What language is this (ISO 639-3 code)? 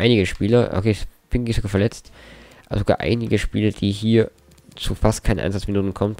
deu